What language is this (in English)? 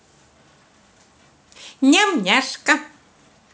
Russian